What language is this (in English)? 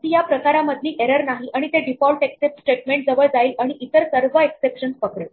Marathi